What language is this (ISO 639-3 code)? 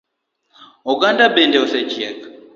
luo